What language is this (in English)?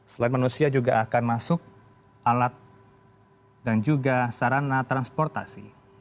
Indonesian